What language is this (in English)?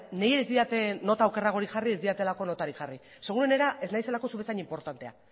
Basque